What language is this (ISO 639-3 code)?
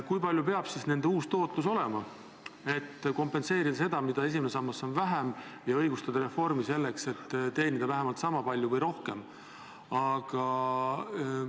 est